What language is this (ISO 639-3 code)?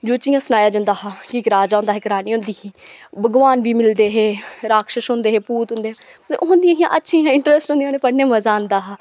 doi